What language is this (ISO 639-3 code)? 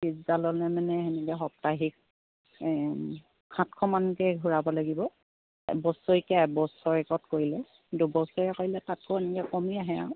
asm